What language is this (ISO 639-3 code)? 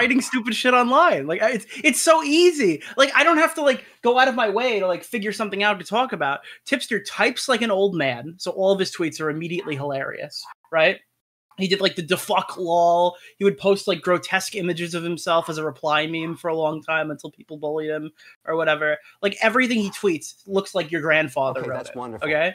eng